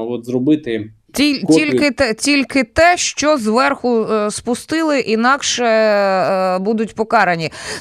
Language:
Ukrainian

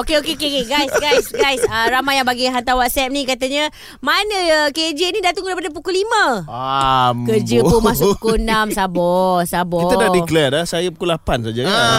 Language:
Malay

